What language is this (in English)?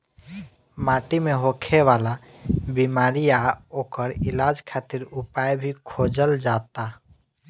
Bhojpuri